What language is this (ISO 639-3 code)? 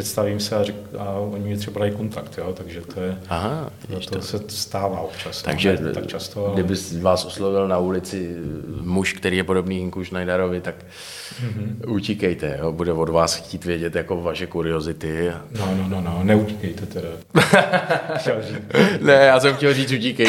ces